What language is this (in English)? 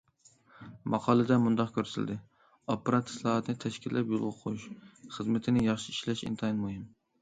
Uyghur